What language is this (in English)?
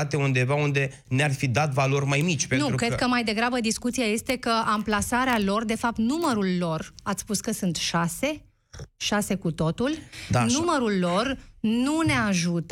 Romanian